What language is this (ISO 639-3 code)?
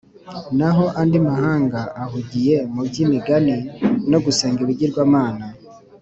kin